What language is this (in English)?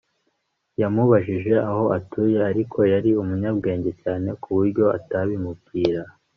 Kinyarwanda